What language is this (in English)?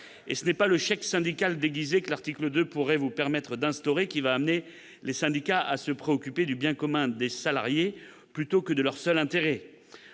French